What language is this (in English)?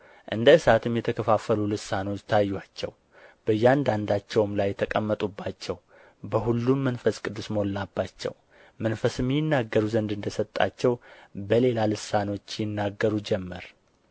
Amharic